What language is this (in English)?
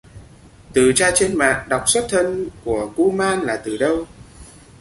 Vietnamese